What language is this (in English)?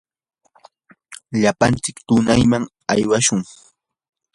Yanahuanca Pasco Quechua